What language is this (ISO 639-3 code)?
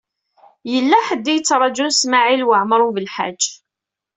kab